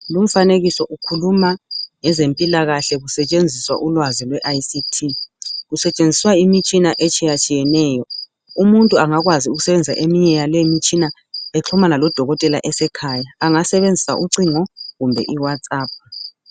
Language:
North Ndebele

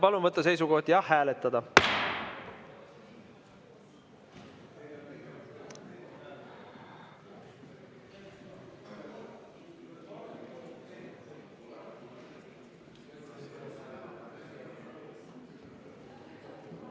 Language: Estonian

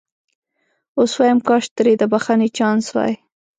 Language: Pashto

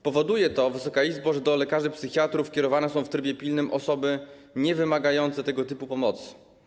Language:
Polish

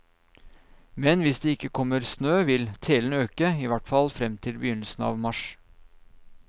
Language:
Norwegian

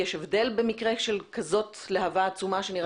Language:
Hebrew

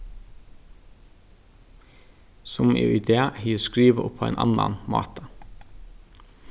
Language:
Faroese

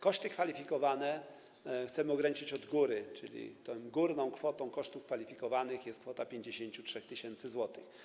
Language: Polish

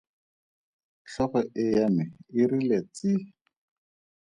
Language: Tswana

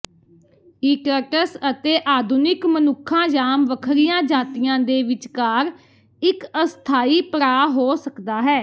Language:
Punjabi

